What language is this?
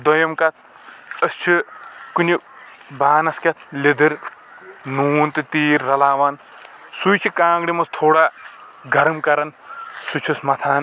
Kashmiri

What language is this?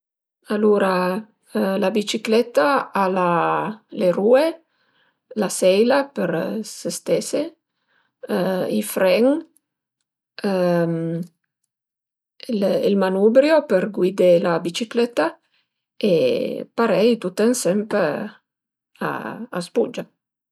Piedmontese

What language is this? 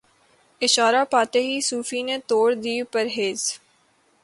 Urdu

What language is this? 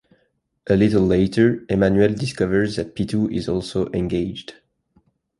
English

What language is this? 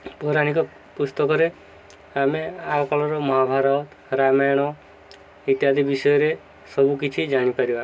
Odia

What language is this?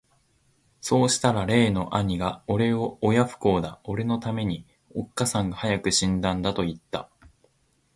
Japanese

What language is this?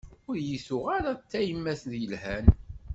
Kabyle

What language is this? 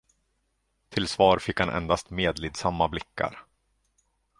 Swedish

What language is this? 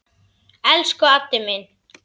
Icelandic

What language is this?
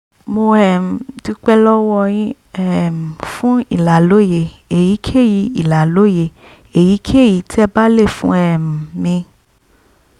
Yoruba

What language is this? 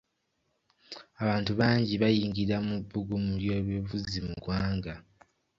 Ganda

